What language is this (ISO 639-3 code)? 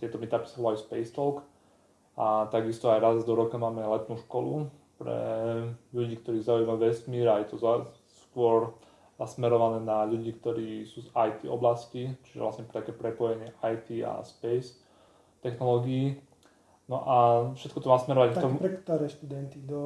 slk